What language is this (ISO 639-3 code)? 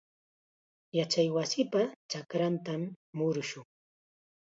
qxa